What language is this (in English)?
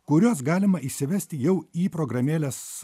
Lithuanian